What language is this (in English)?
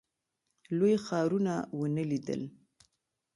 Pashto